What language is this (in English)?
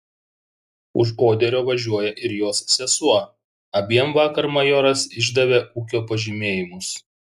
Lithuanian